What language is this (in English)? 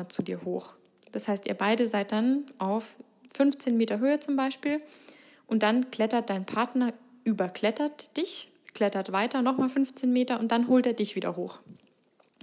German